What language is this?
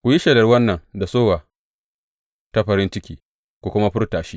Hausa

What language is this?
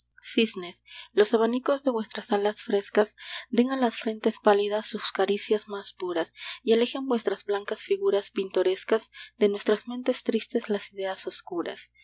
Spanish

